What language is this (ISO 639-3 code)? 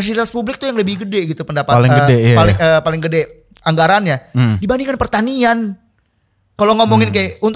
ind